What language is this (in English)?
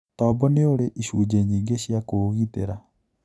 Kikuyu